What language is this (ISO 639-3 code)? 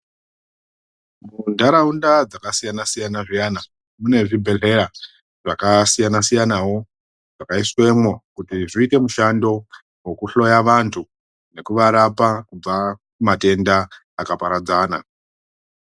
ndc